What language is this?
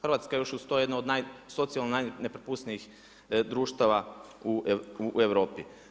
Croatian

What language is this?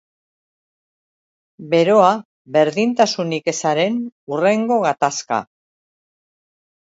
Basque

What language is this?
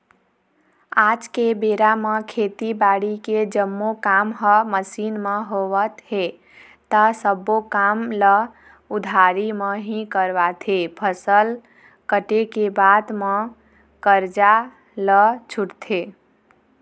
Chhattisgarhi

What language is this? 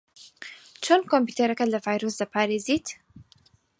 Central Kurdish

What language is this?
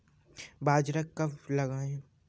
Hindi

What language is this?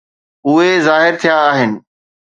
Sindhi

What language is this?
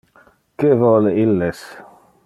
Interlingua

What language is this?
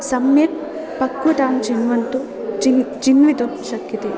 Sanskrit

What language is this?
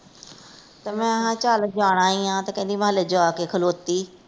Punjabi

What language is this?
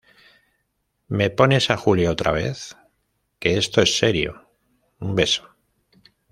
Spanish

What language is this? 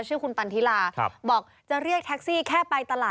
Thai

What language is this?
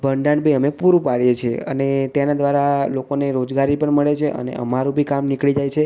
Gujarati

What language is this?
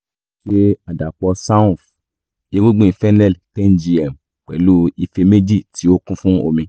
Yoruba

